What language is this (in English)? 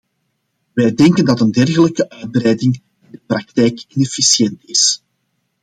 Dutch